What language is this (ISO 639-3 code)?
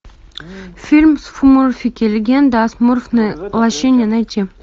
rus